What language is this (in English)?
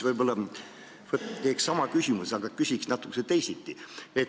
Estonian